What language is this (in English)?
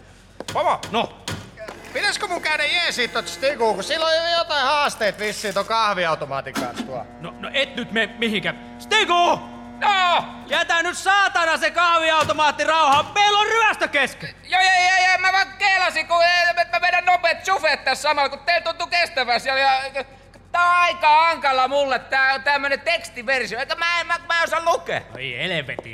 Finnish